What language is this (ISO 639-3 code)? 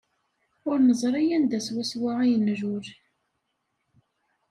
kab